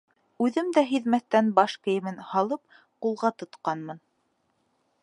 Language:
Bashkir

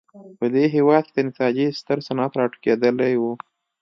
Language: Pashto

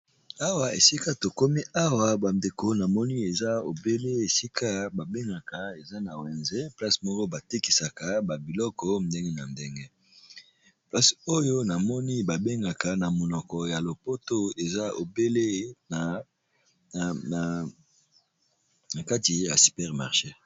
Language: Lingala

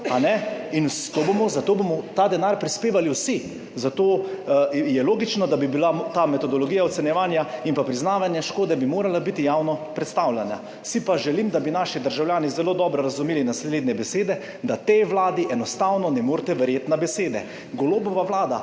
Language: Slovenian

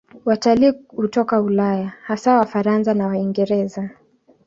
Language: Swahili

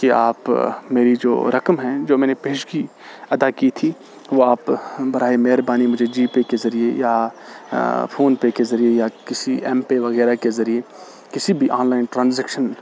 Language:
Urdu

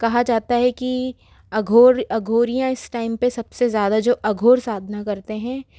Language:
Hindi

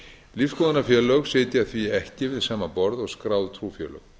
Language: Icelandic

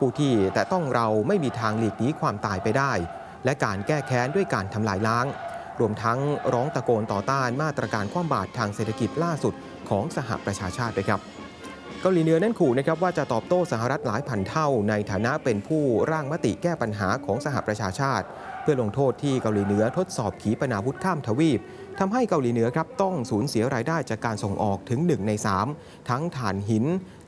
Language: Thai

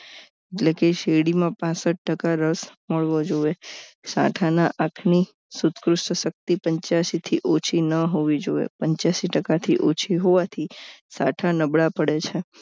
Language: Gujarati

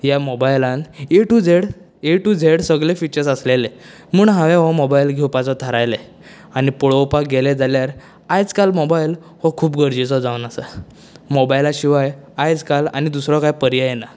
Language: Konkani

